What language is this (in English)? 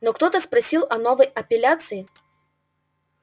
Russian